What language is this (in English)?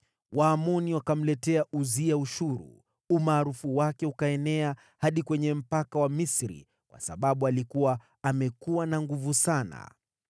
Swahili